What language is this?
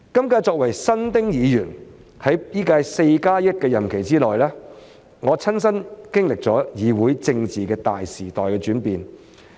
Cantonese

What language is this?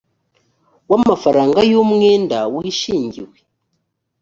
Kinyarwanda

